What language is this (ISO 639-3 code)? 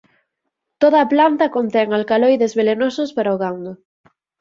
glg